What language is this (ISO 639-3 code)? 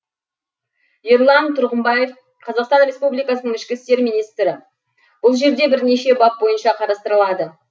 kaz